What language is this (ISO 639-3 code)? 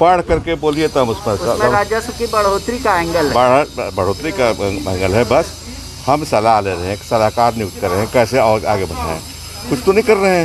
hin